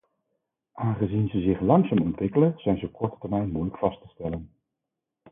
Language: Dutch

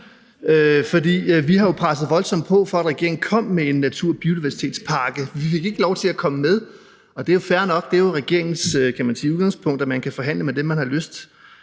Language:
Danish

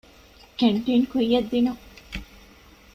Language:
Divehi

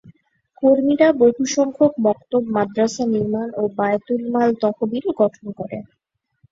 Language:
Bangla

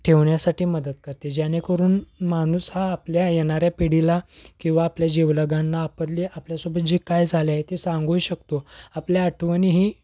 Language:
Marathi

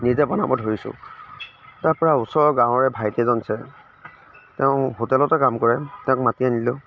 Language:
Assamese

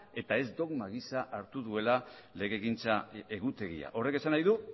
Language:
Basque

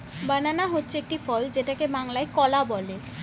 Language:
Bangla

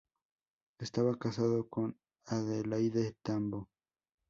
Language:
Spanish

